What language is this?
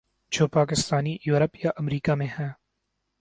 Urdu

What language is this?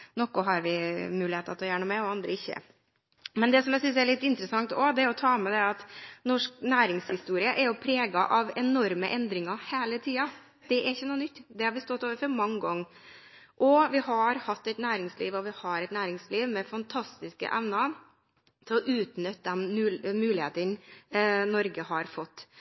Norwegian Bokmål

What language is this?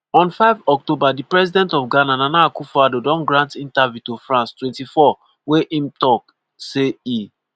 Nigerian Pidgin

